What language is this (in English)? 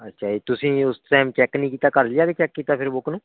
Punjabi